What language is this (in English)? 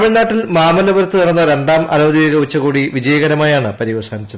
Malayalam